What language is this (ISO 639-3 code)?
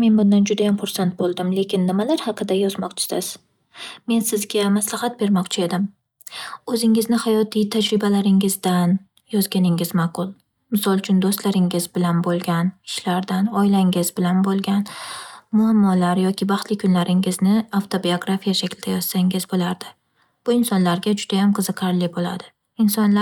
uzb